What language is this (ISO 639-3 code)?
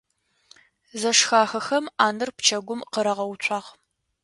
ady